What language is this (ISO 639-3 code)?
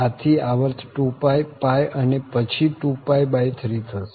guj